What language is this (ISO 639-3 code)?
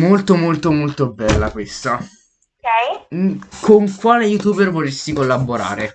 ita